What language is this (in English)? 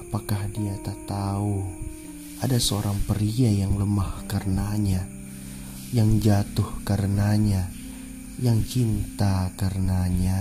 Indonesian